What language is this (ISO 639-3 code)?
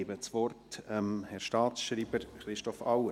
gsw